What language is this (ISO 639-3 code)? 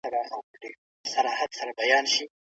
pus